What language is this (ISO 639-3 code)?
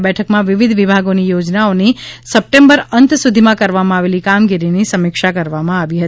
guj